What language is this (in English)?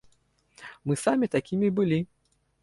Belarusian